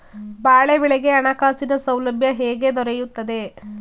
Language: Kannada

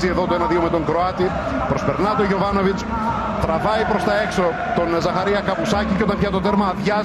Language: Greek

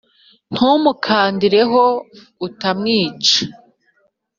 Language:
Kinyarwanda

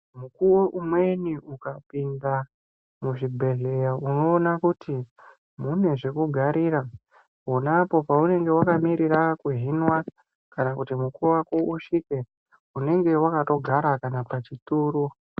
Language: Ndau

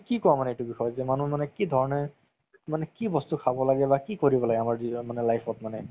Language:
Assamese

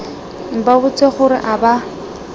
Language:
Tswana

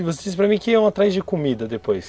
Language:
Portuguese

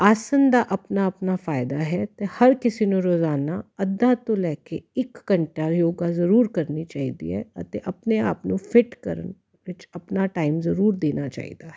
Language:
Punjabi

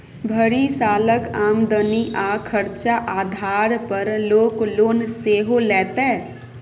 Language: Maithili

